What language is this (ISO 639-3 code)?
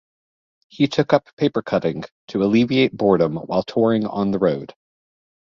eng